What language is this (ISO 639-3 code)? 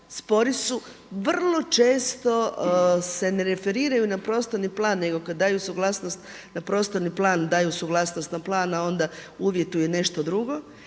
hrv